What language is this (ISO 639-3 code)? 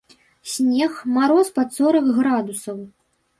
bel